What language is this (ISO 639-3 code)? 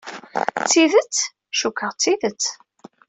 kab